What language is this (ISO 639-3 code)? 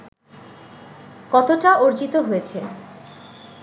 ben